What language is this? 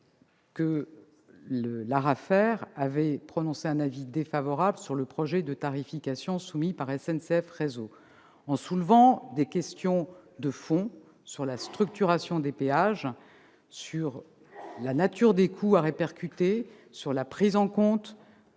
French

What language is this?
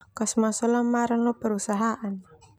Termanu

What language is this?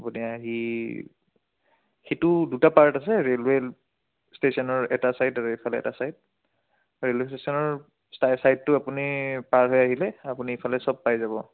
Assamese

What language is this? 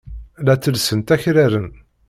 Kabyle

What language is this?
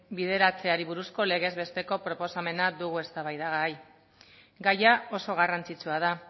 Basque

